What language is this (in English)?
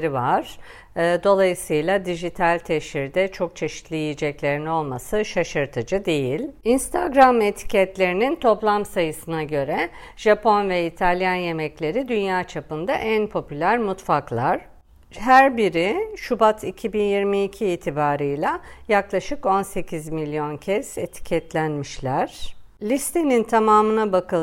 Turkish